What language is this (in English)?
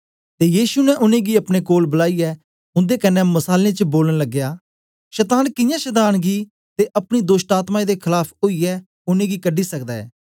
Dogri